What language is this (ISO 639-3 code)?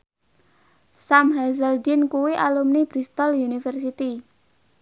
jav